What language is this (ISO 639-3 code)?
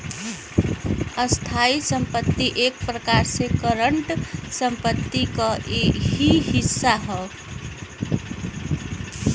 bho